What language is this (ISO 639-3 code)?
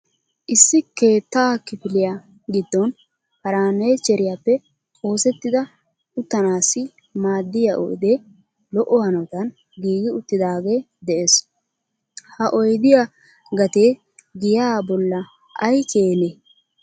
wal